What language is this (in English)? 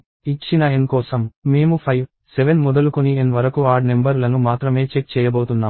Telugu